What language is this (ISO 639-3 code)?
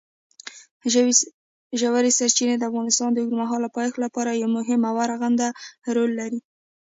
pus